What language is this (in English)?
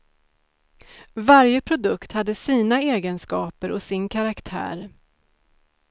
Swedish